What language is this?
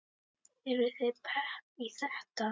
Icelandic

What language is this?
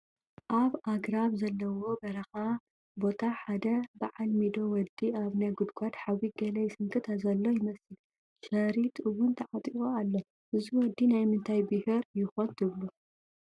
Tigrinya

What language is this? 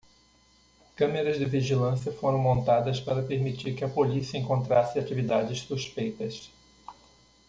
Portuguese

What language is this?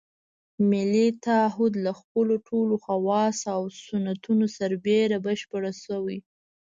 Pashto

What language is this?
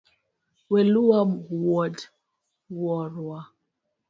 Luo (Kenya and Tanzania)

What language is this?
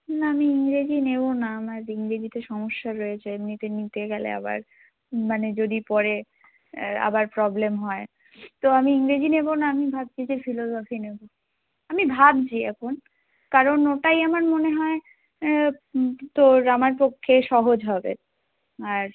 Bangla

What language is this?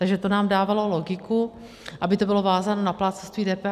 Czech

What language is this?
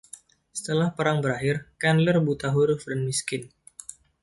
Indonesian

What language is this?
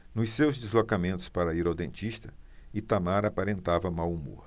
Portuguese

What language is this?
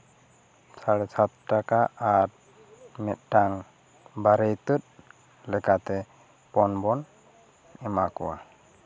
Santali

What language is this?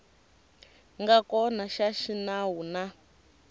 Tsonga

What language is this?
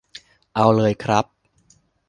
Thai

